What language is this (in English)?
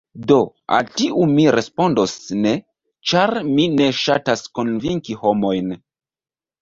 Esperanto